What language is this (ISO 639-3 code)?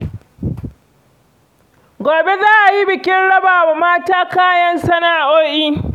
hau